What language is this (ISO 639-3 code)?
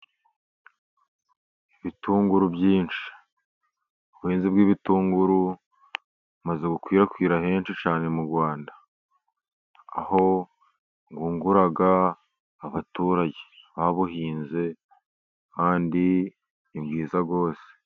kin